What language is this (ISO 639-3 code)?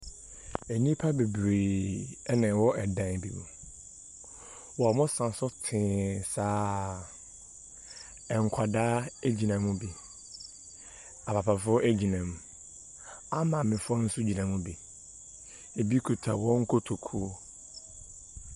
aka